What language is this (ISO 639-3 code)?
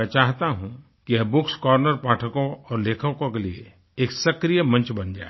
hin